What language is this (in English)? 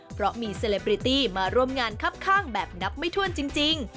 Thai